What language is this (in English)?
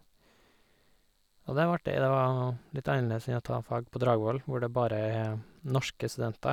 Norwegian